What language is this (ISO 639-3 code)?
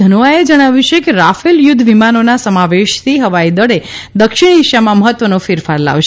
guj